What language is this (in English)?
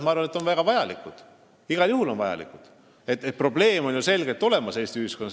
Estonian